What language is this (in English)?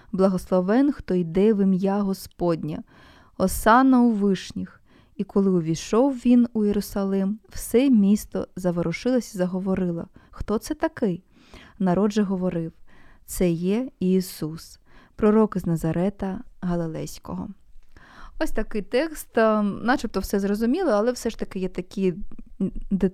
Ukrainian